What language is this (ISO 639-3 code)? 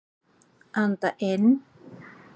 isl